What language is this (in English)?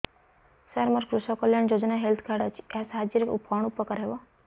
Odia